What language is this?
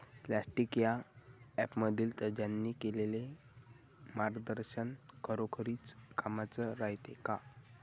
Marathi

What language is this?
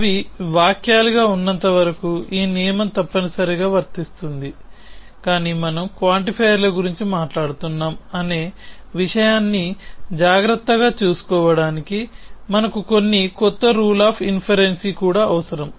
Telugu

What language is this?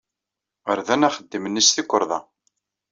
Kabyle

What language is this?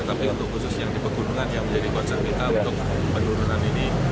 Indonesian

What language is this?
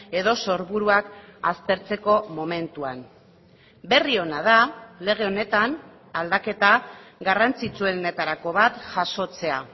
Basque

